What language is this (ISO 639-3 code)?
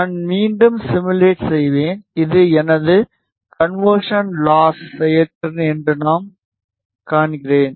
tam